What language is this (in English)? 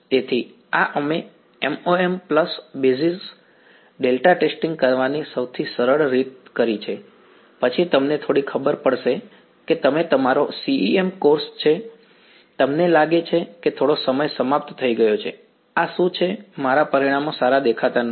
Gujarati